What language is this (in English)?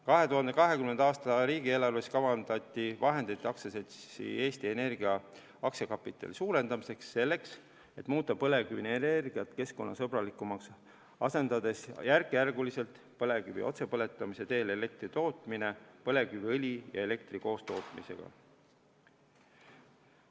Estonian